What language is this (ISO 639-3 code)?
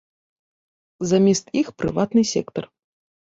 bel